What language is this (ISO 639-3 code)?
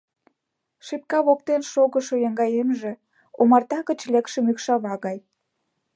chm